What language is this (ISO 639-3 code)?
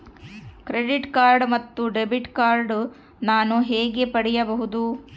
kan